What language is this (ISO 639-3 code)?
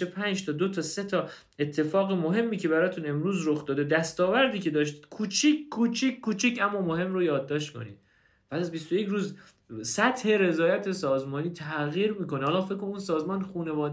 fas